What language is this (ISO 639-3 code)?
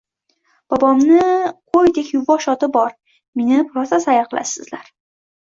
uzb